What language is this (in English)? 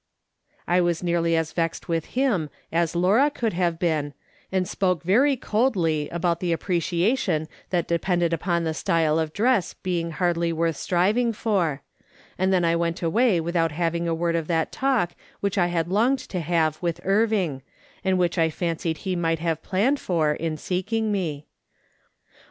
English